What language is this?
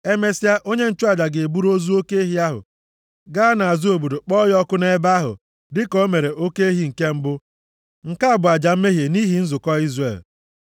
Igbo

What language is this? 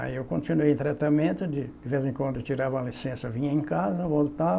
Portuguese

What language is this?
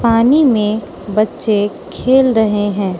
Hindi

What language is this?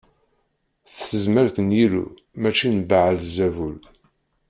Kabyle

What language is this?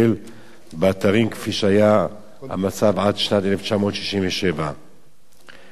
Hebrew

